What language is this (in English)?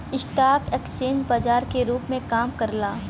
Bhojpuri